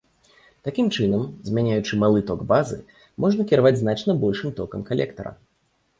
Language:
Belarusian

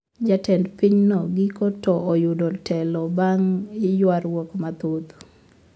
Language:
Luo (Kenya and Tanzania)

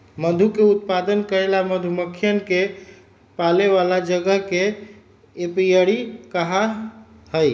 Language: Magahi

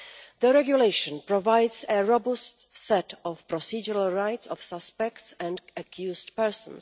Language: English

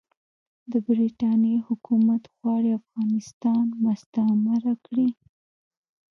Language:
Pashto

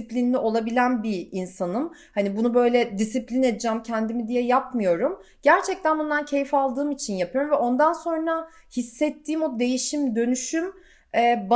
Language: Turkish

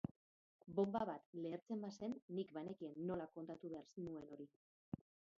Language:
Basque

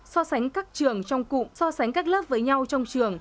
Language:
Vietnamese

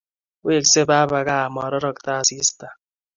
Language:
Kalenjin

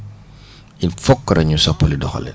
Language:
Wolof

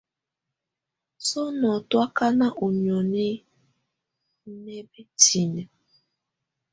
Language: Tunen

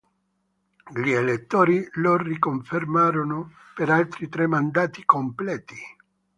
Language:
Italian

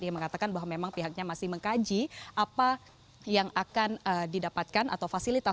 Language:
Indonesian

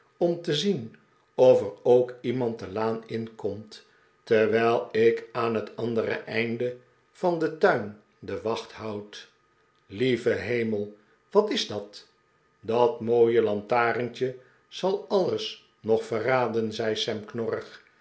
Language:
Dutch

